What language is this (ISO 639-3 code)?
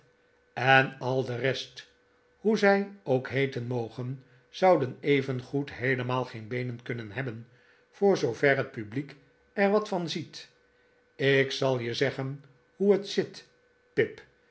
nld